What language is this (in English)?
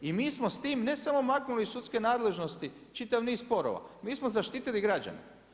Croatian